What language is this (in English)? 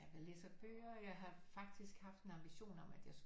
Danish